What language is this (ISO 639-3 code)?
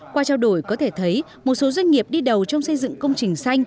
vie